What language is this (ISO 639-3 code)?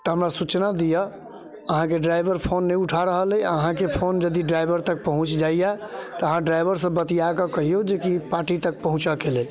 mai